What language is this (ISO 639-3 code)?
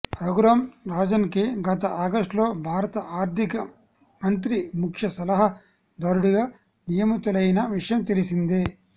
tel